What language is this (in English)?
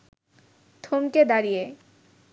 Bangla